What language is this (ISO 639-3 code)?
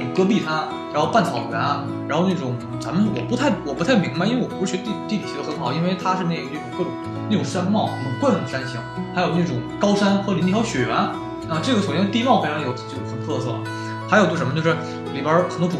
zho